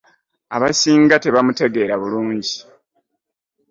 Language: Ganda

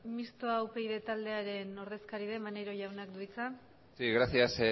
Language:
Basque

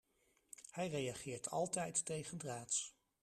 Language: Dutch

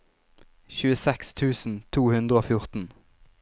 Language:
Norwegian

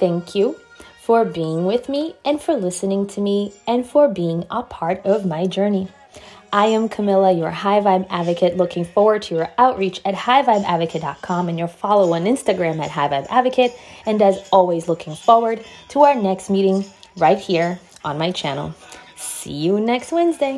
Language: English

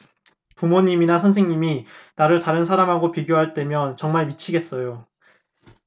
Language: Korean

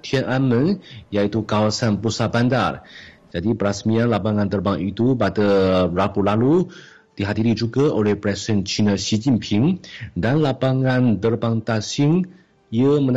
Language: Malay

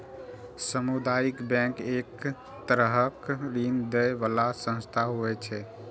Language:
Maithili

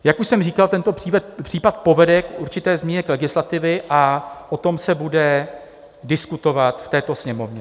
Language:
Czech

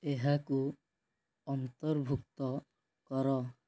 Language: Odia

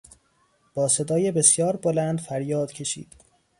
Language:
Persian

